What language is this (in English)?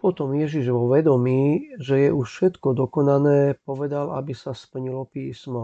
Slovak